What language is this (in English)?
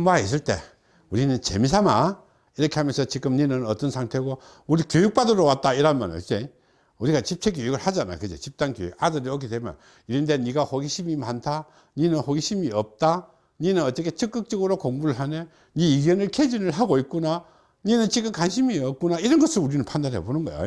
Korean